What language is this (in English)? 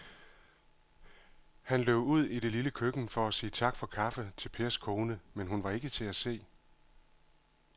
Danish